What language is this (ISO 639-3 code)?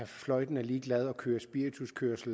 dan